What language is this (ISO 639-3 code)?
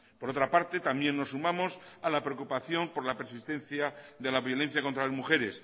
spa